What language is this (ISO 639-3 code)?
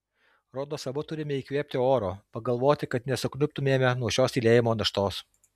lit